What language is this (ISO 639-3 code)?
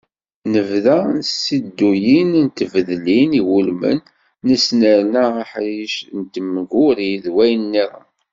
kab